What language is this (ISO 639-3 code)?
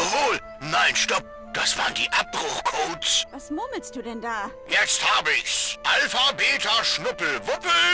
deu